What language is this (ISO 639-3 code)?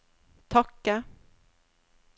nor